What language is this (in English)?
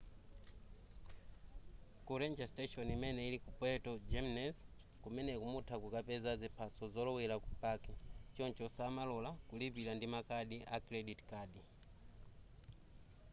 Nyanja